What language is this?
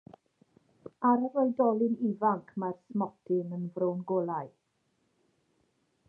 Welsh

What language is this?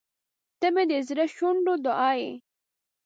Pashto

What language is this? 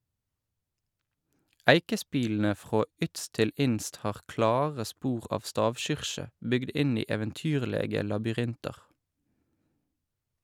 Norwegian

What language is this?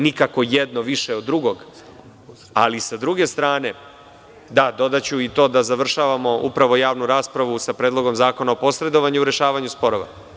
Serbian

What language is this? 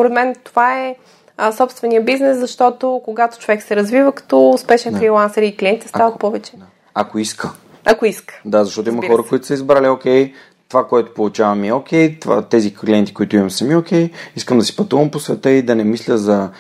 Bulgarian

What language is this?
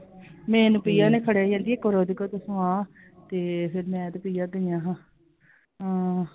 Punjabi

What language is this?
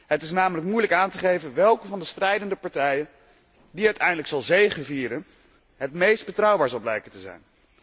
Dutch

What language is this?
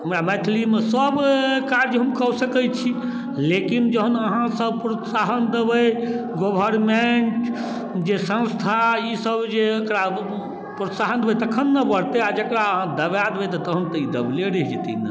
Maithili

